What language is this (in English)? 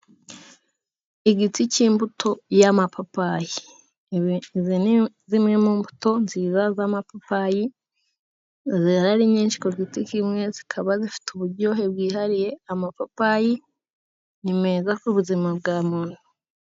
Kinyarwanda